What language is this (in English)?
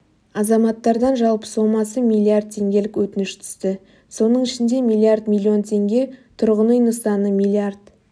Kazakh